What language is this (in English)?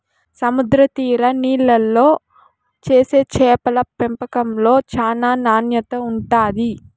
Telugu